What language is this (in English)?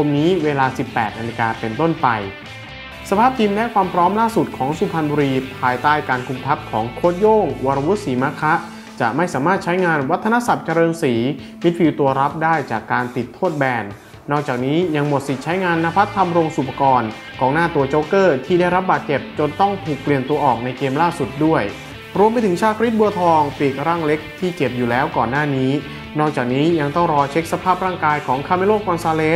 Thai